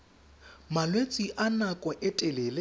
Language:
Tswana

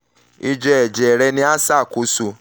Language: Yoruba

